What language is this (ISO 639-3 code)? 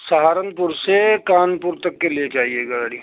urd